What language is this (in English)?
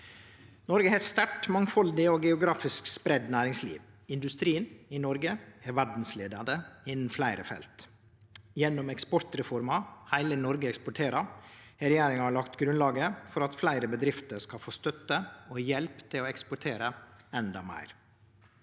Norwegian